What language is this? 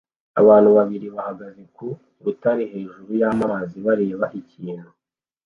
Kinyarwanda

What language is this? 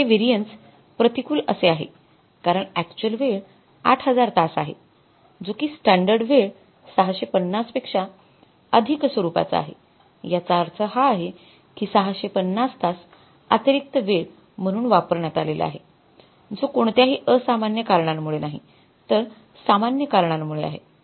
Marathi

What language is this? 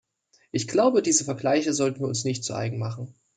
German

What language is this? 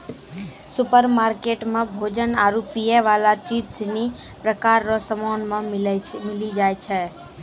Maithili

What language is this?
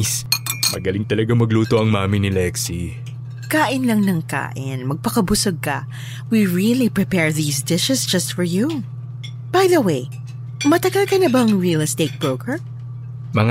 Filipino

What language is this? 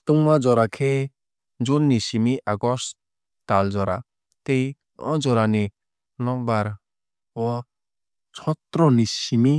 Kok Borok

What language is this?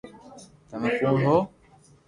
Loarki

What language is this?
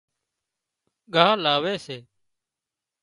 Wadiyara Koli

